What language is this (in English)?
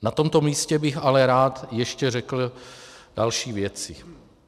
Czech